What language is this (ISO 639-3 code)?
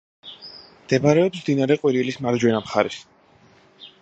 kat